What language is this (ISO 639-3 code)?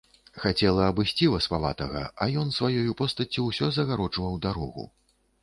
bel